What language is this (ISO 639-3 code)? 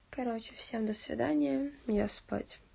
rus